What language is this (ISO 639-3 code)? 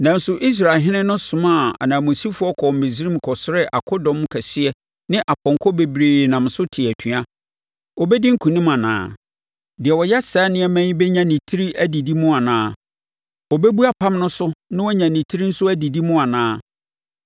aka